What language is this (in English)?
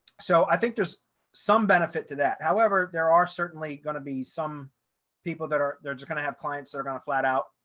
English